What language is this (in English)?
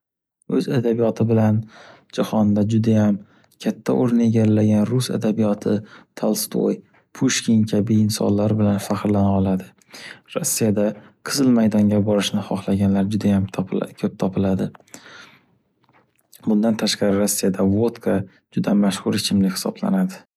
Uzbek